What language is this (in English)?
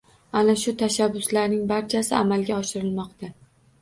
Uzbek